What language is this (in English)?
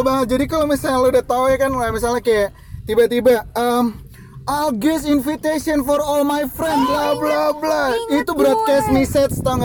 Indonesian